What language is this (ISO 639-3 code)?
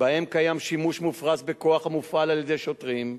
heb